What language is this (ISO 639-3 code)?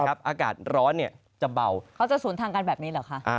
tha